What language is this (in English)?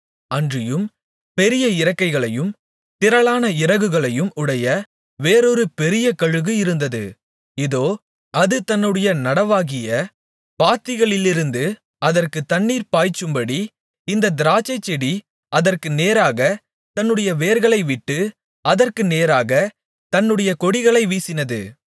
Tamil